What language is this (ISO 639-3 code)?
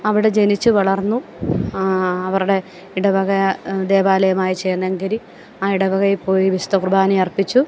mal